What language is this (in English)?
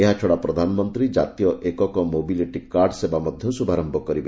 Odia